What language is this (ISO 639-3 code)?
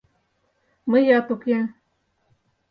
chm